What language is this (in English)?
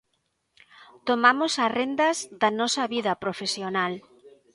Galician